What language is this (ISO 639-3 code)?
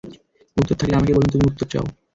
ben